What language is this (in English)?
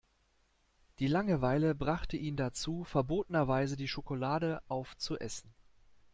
German